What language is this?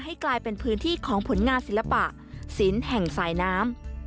Thai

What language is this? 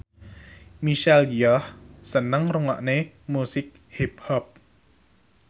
Javanese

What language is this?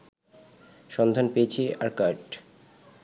Bangla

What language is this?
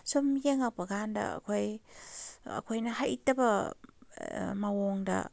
Manipuri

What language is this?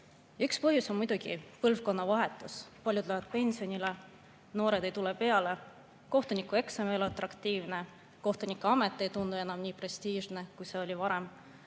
Estonian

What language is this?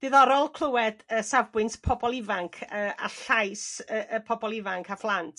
Welsh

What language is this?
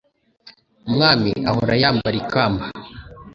Kinyarwanda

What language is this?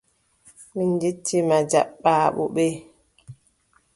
Adamawa Fulfulde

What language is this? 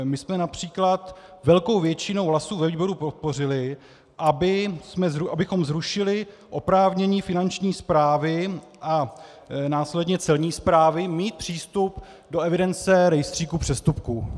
Czech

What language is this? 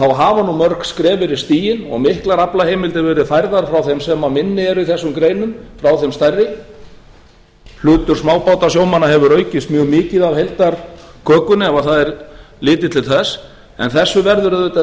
Icelandic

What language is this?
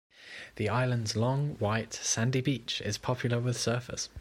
English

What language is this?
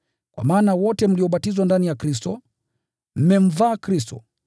Swahili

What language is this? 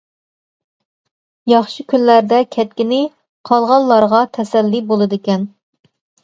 Uyghur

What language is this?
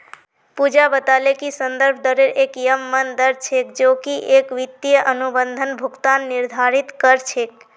Magahi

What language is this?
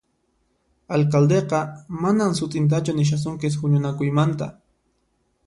Puno Quechua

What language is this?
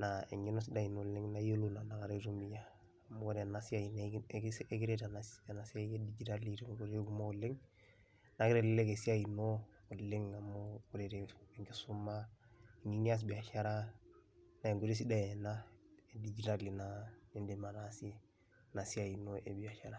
Masai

